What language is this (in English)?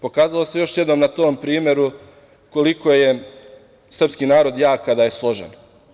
Serbian